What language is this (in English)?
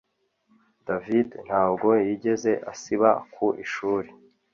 Kinyarwanda